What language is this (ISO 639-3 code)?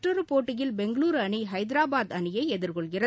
tam